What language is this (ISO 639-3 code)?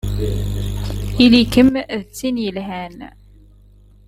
kab